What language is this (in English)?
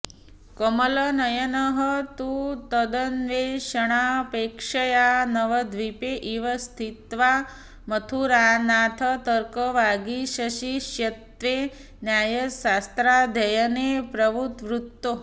Sanskrit